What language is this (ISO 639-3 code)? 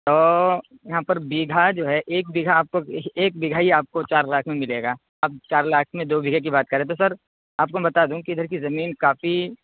urd